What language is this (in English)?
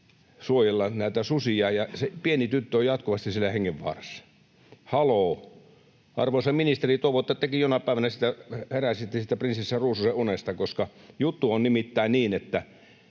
Finnish